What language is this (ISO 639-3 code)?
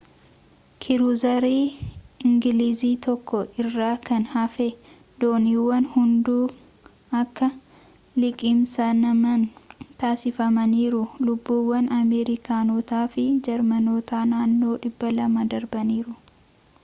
orm